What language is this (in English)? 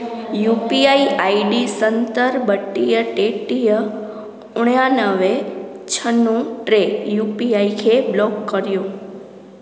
Sindhi